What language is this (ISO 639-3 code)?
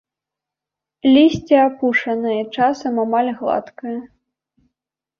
bel